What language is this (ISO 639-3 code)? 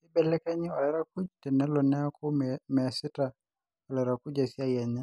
mas